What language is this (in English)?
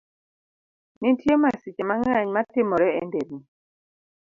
Luo (Kenya and Tanzania)